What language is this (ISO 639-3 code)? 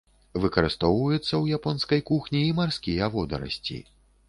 bel